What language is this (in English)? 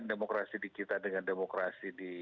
Indonesian